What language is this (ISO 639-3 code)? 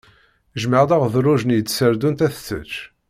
kab